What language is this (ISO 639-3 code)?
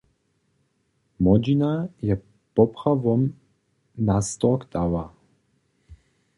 hsb